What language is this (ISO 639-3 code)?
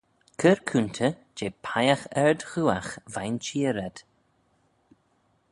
glv